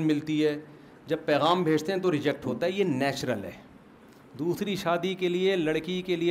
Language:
Urdu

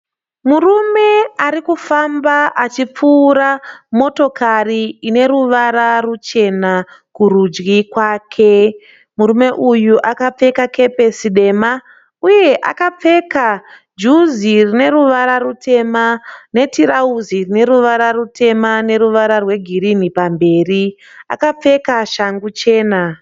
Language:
Shona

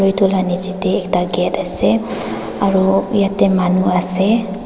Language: Naga Pidgin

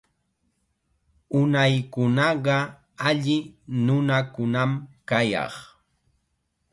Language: Chiquián Ancash Quechua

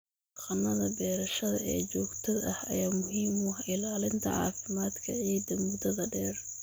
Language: Somali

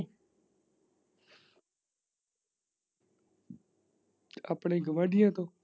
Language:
Punjabi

